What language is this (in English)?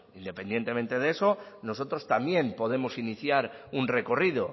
Spanish